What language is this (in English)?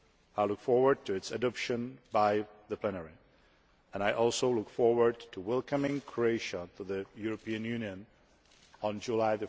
English